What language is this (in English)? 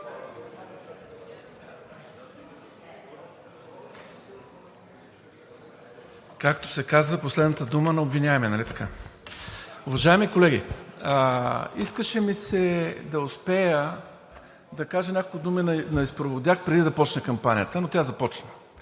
Bulgarian